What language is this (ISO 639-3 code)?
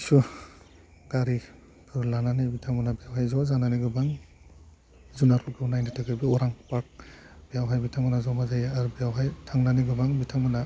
brx